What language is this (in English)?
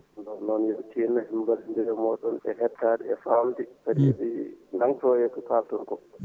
Fula